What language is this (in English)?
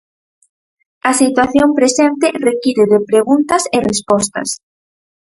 Galician